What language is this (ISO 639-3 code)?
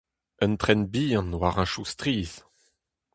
bre